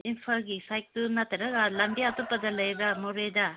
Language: Manipuri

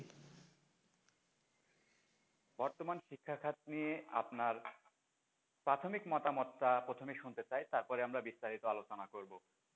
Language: Bangla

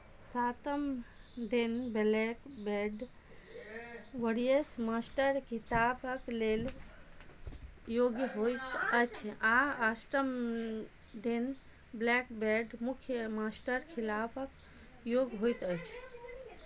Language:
Maithili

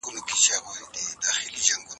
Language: Pashto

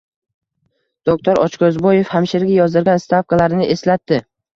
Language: Uzbek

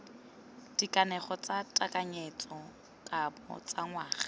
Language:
Tswana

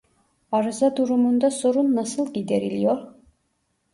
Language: Turkish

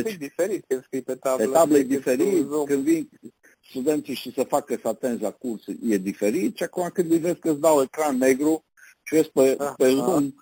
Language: Romanian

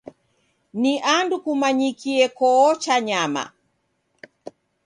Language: Taita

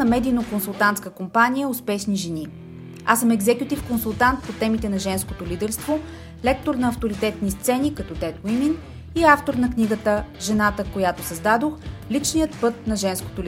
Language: Bulgarian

